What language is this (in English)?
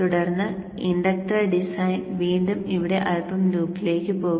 Malayalam